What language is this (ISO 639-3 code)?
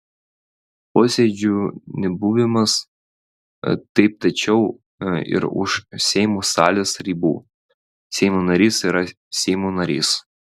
lit